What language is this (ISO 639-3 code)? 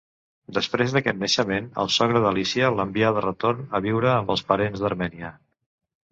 cat